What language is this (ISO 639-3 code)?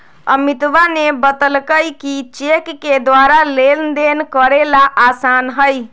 mag